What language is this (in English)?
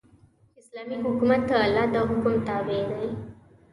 Pashto